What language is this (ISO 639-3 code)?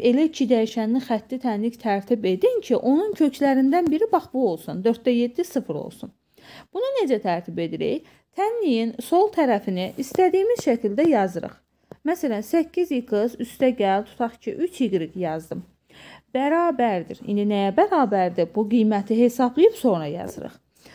tur